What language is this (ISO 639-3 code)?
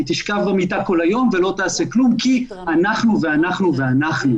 heb